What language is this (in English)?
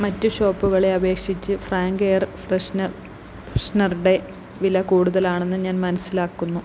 Malayalam